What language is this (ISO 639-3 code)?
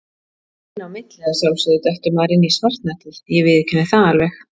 isl